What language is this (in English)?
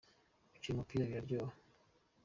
Kinyarwanda